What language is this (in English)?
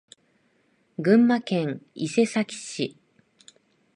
Japanese